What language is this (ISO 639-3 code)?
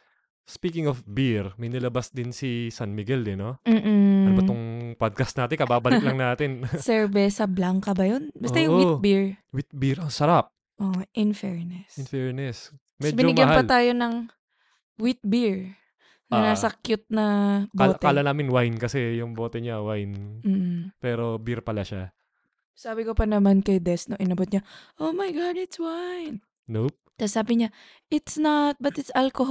fil